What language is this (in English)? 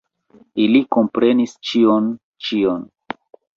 Esperanto